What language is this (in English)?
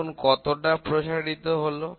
Bangla